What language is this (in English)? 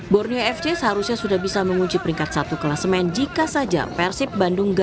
Indonesian